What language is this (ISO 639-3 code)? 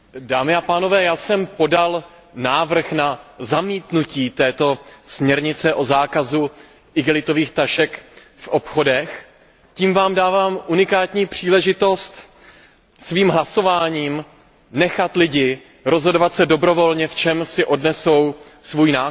ces